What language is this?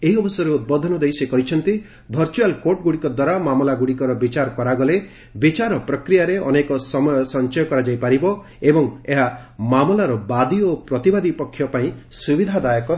Odia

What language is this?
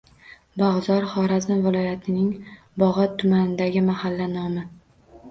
Uzbek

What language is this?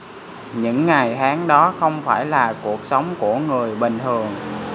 Vietnamese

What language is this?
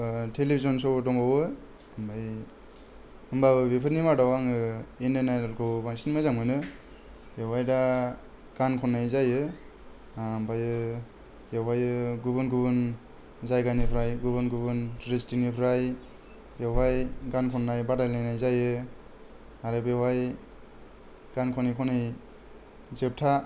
Bodo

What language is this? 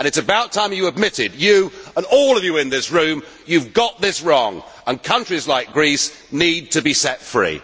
English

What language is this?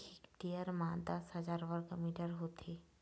Chhattisgarhi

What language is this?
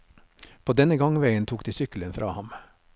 Norwegian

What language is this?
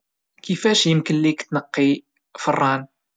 Moroccan Arabic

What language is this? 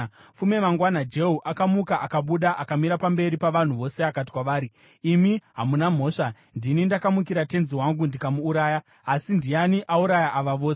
Shona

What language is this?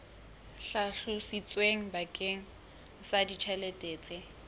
Southern Sotho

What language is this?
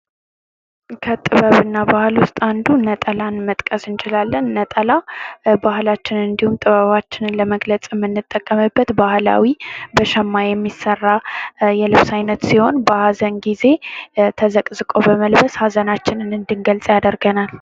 Amharic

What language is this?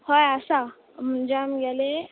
Konkani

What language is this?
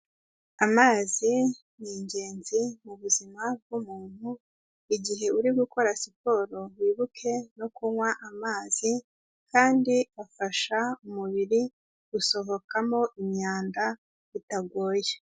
Kinyarwanda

